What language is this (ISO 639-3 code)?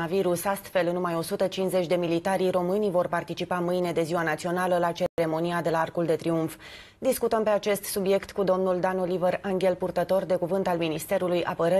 ron